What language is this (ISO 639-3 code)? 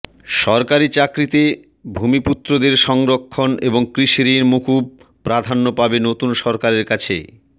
ben